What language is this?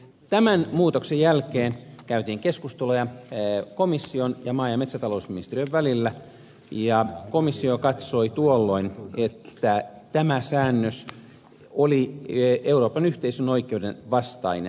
Finnish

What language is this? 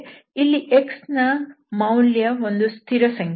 Kannada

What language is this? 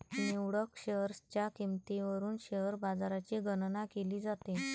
Marathi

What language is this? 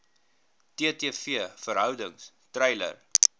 Afrikaans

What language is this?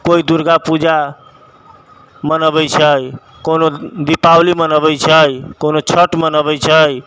Maithili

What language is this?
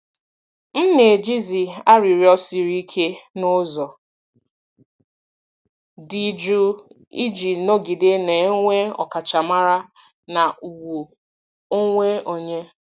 Igbo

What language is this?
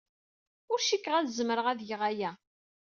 Kabyle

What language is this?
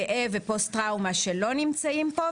Hebrew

